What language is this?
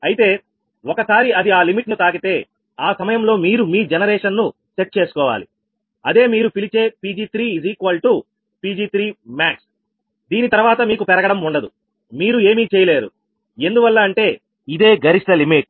Telugu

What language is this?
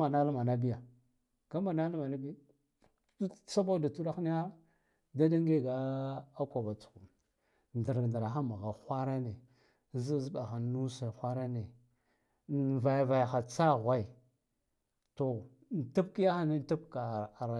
Guduf-Gava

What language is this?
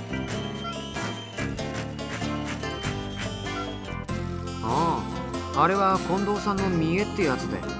Japanese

